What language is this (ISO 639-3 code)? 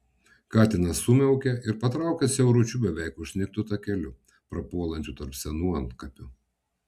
lit